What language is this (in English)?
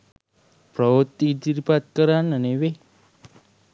Sinhala